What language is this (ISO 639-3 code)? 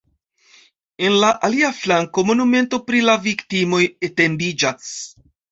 epo